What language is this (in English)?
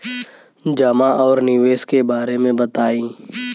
Bhojpuri